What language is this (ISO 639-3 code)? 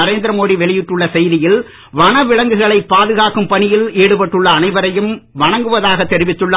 tam